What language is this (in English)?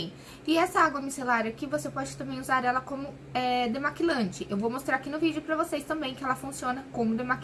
Portuguese